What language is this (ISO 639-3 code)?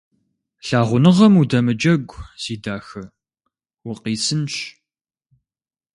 kbd